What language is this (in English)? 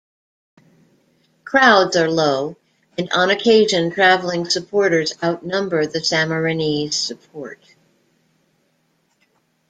English